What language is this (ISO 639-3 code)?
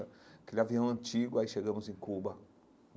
por